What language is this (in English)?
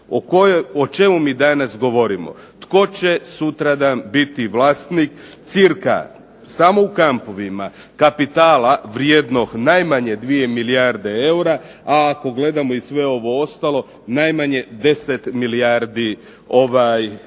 Croatian